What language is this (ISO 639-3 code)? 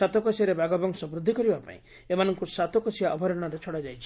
ori